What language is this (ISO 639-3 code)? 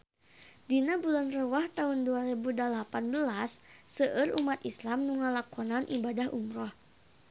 sun